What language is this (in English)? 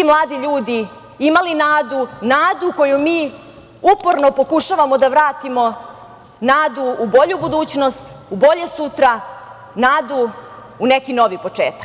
Serbian